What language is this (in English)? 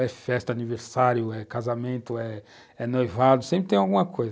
Portuguese